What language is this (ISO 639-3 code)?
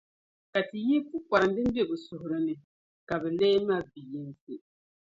dag